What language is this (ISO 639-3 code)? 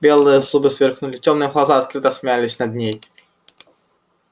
rus